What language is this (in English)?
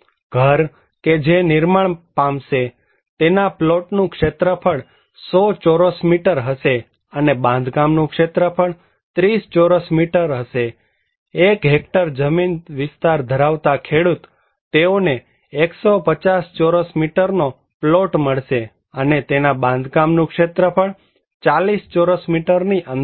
Gujarati